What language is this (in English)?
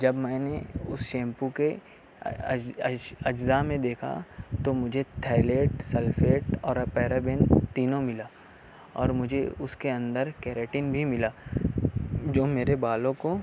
Urdu